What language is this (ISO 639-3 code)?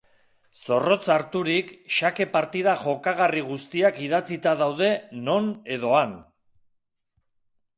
eus